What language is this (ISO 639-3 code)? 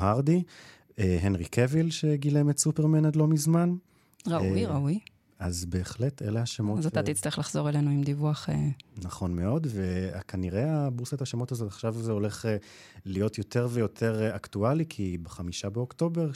heb